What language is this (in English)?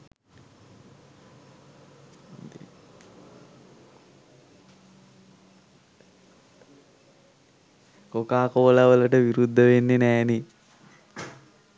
Sinhala